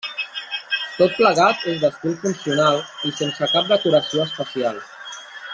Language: Catalan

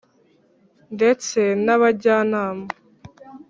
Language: Kinyarwanda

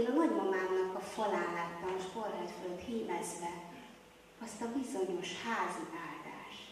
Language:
Hungarian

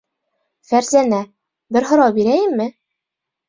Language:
Bashkir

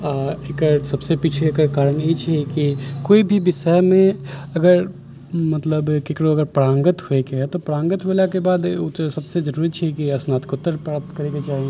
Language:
Maithili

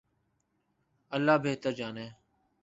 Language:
Urdu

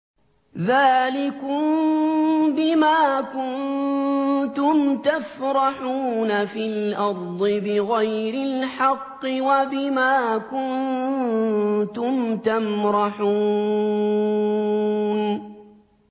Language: Arabic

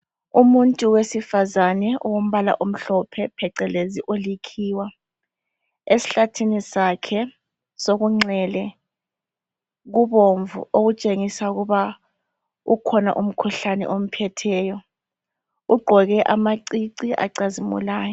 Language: North Ndebele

